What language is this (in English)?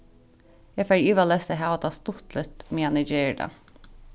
Faroese